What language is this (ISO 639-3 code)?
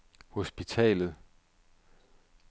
dan